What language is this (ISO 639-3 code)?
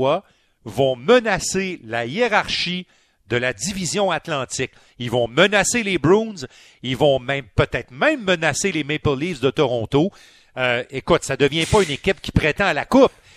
fra